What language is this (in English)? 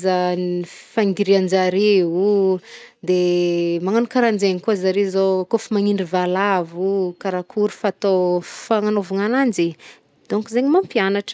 Northern Betsimisaraka Malagasy